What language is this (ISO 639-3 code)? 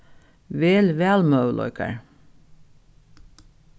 fao